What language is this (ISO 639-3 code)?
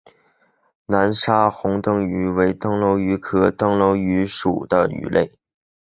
zho